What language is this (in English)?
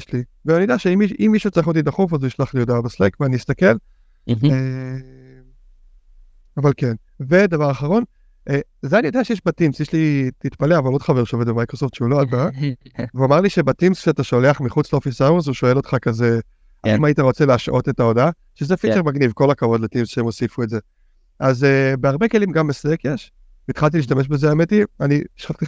Hebrew